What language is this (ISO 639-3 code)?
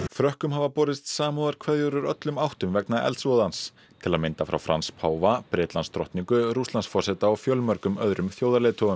isl